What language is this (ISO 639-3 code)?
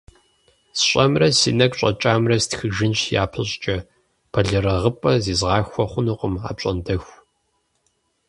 kbd